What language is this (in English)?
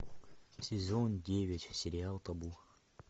Russian